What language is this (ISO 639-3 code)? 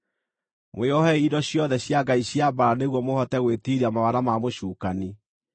kik